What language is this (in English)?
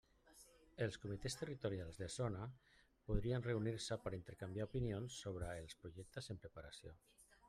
Catalan